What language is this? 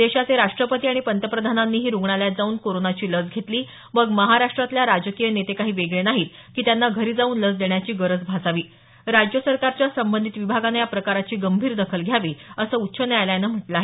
Marathi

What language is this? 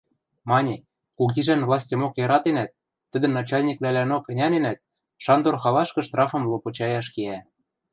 Western Mari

